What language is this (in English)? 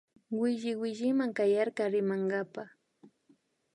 Imbabura Highland Quichua